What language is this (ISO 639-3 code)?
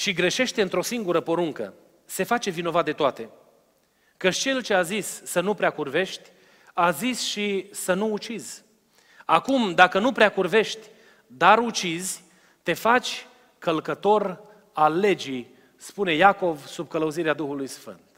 ron